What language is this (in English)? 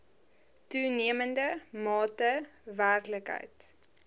Afrikaans